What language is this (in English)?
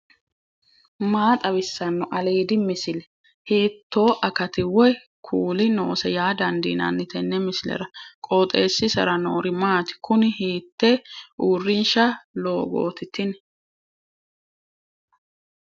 Sidamo